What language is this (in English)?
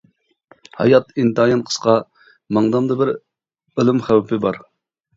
Uyghur